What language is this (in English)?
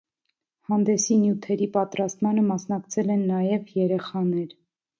Armenian